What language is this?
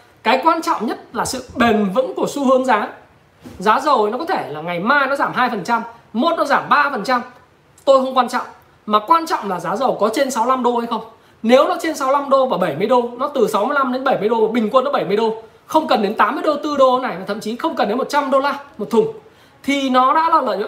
Vietnamese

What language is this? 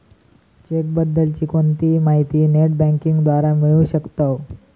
Marathi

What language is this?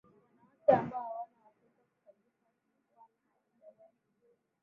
Swahili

